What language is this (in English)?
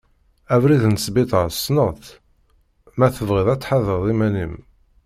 Kabyle